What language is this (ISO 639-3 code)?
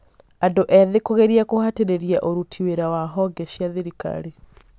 kik